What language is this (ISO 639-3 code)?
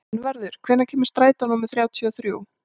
isl